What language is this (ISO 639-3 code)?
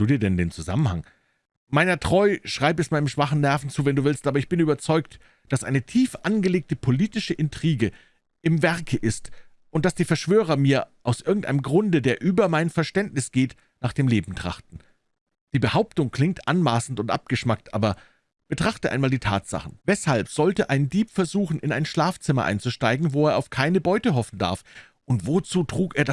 deu